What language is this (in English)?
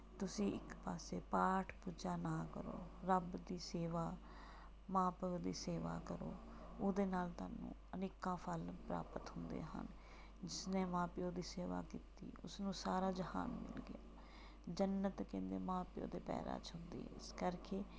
Punjabi